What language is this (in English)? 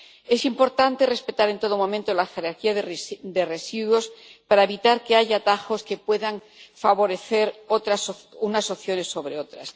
Spanish